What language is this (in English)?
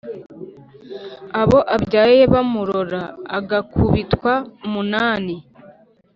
Kinyarwanda